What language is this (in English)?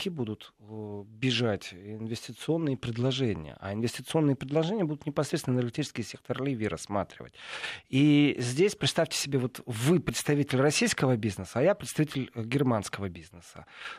Russian